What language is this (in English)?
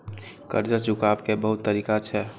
Maithili